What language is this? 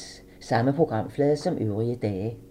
Danish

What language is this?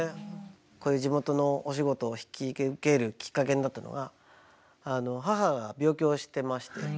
Japanese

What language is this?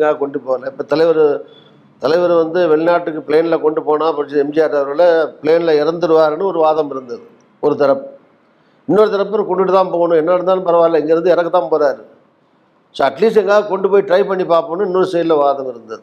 Tamil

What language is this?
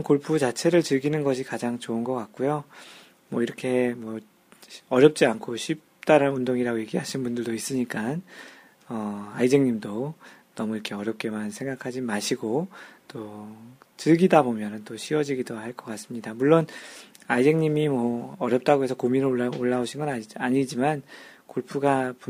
Korean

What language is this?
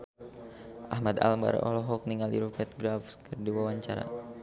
Sundanese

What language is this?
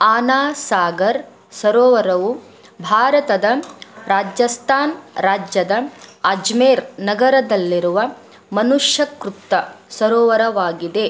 Kannada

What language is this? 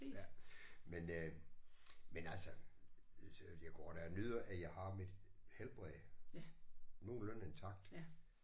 Danish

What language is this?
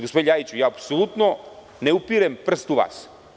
Serbian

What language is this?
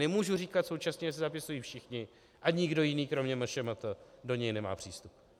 Czech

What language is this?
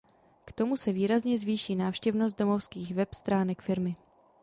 Czech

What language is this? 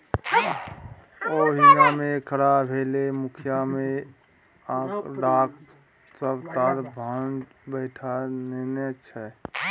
Maithili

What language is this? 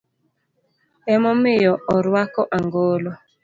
Luo (Kenya and Tanzania)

